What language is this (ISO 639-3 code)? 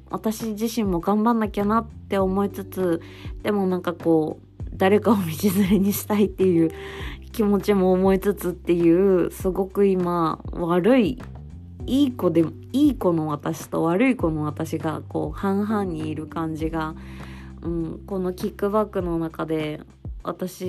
jpn